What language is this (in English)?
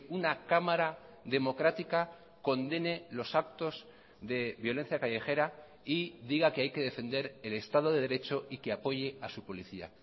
Spanish